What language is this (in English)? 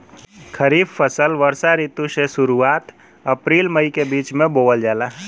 Bhojpuri